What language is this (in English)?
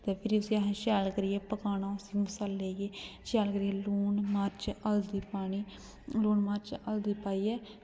Dogri